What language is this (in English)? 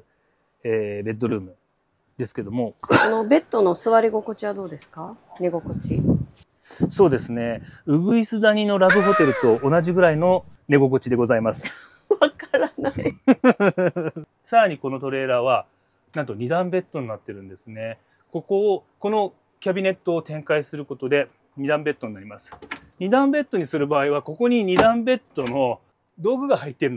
Japanese